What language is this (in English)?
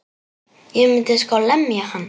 Icelandic